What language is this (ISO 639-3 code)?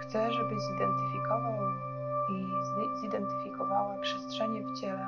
pol